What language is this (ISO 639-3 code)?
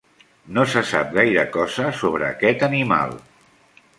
cat